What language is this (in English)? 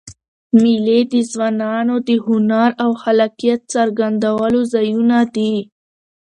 Pashto